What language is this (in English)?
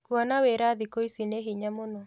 Kikuyu